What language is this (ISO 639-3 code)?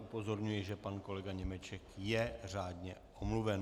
ces